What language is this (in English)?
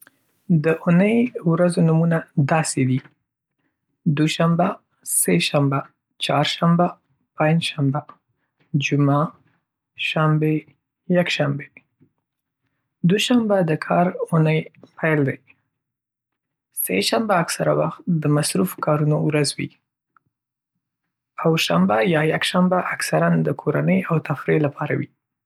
Pashto